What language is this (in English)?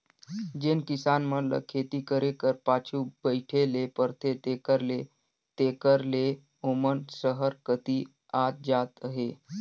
Chhattisgarhi